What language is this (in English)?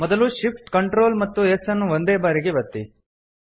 Kannada